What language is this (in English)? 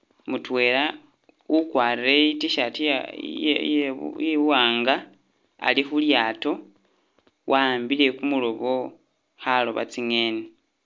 Masaaba